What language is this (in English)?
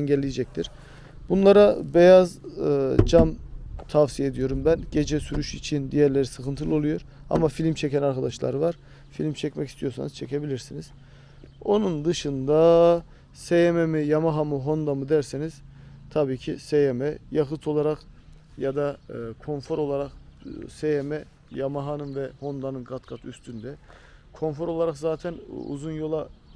Turkish